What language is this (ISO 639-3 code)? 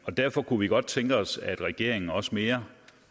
dan